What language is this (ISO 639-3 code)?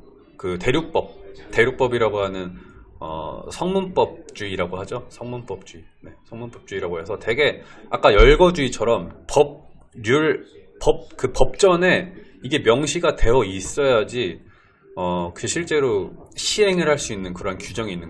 kor